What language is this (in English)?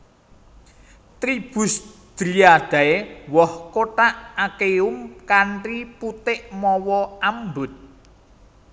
Javanese